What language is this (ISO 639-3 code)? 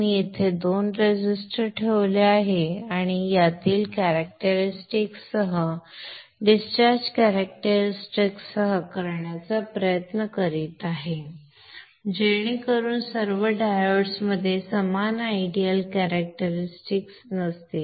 mar